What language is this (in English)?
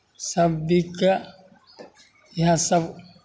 Maithili